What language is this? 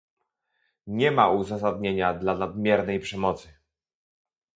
Polish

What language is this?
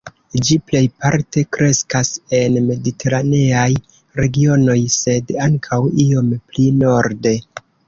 Esperanto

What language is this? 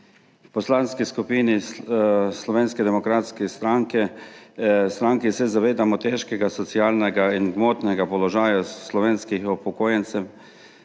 Slovenian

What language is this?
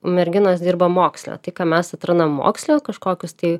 Lithuanian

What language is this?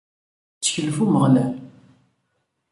Kabyle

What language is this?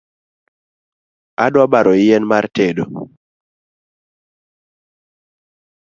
Luo (Kenya and Tanzania)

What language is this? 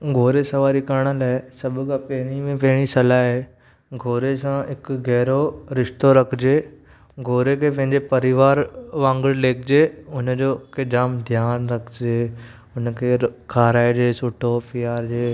Sindhi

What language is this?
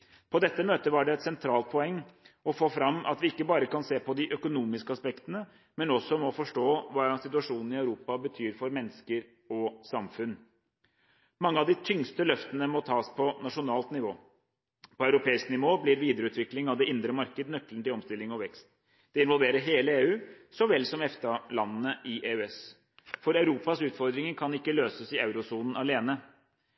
Norwegian Bokmål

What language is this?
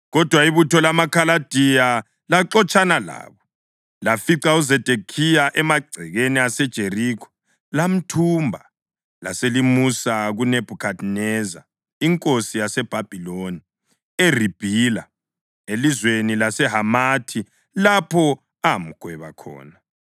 North Ndebele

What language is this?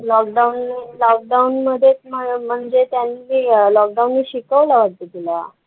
Marathi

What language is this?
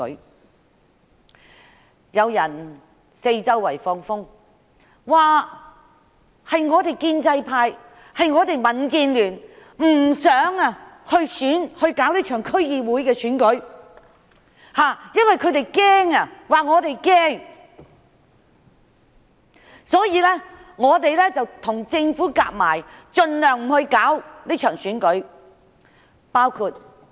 Cantonese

